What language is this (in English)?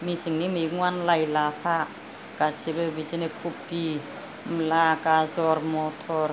Bodo